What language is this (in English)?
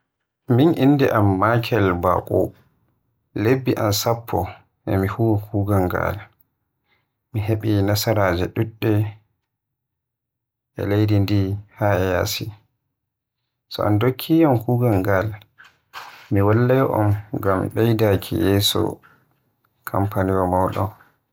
Western Niger Fulfulde